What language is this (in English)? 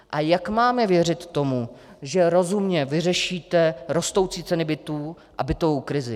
Czech